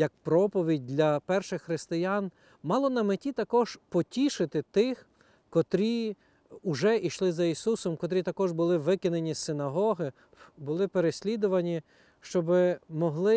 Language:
Ukrainian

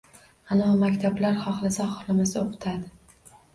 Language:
Uzbek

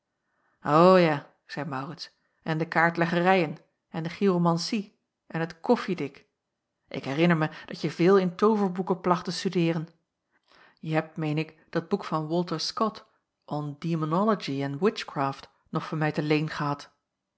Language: Dutch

